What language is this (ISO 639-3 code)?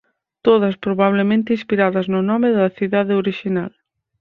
glg